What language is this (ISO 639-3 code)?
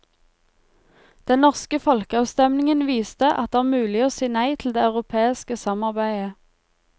nor